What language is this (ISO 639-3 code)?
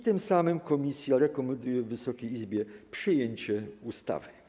pol